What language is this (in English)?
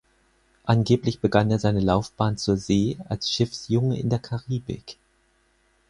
German